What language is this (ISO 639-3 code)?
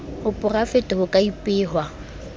sot